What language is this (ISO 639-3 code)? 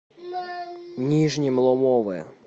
rus